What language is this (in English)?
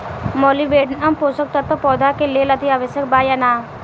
Bhojpuri